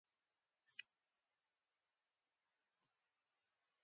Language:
Pashto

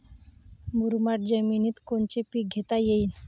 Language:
Marathi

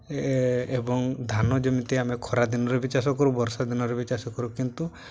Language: Odia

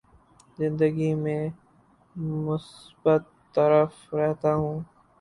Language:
Urdu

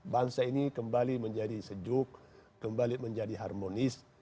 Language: Indonesian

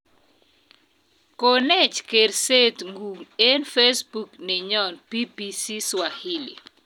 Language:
Kalenjin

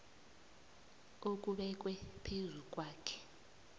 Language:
South Ndebele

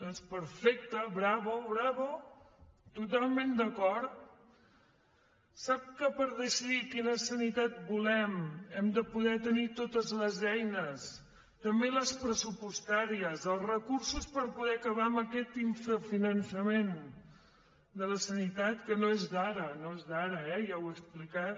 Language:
Catalan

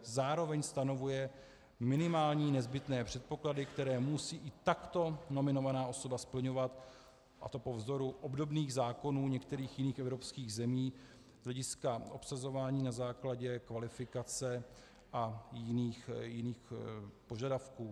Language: Czech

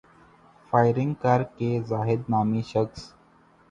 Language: Urdu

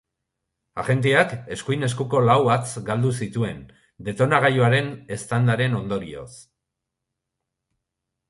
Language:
Basque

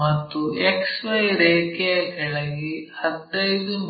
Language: Kannada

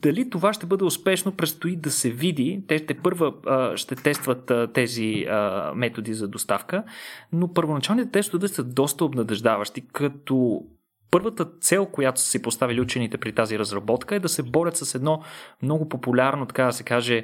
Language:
Bulgarian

